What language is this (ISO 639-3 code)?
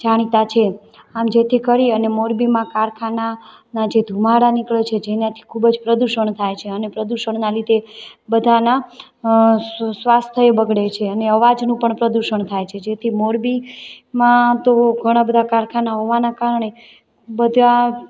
guj